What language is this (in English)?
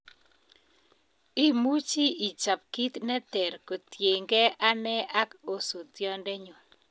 Kalenjin